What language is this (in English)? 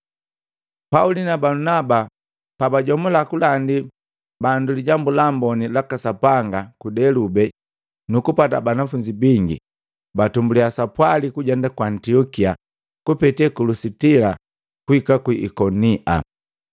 Matengo